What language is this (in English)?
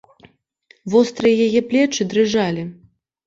Belarusian